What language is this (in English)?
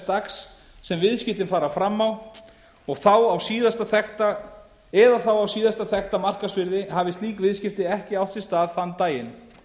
Icelandic